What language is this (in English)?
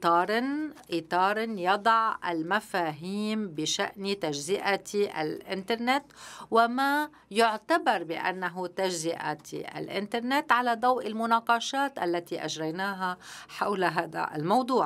Arabic